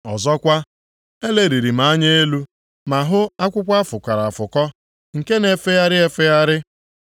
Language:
Igbo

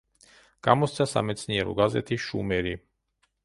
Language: Georgian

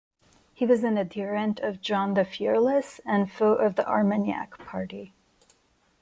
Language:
English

